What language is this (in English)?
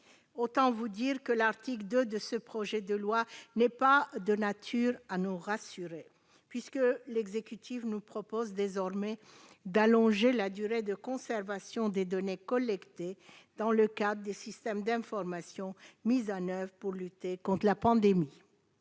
French